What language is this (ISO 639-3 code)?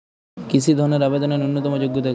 ben